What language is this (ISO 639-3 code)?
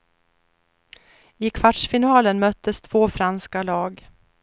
swe